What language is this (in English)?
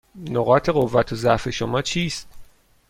Persian